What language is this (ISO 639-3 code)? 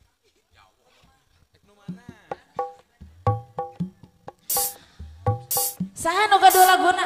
ind